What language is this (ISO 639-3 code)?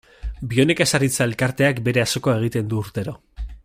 eus